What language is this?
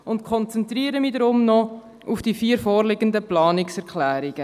Swiss German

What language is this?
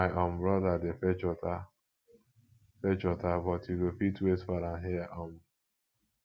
Nigerian Pidgin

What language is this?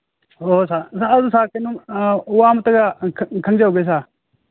Manipuri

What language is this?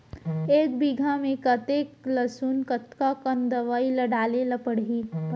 Chhattisgarhi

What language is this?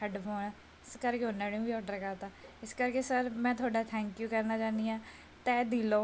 Punjabi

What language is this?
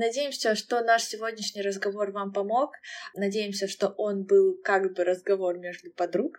Russian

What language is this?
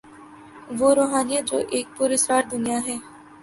Urdu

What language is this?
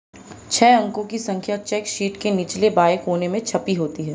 Hindi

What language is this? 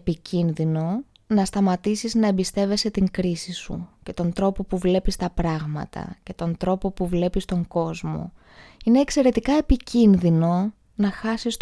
Greek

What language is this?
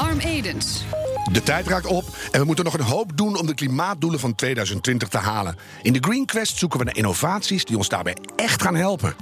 Dutch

